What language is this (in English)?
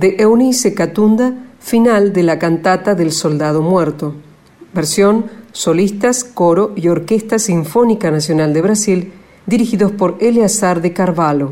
Spanish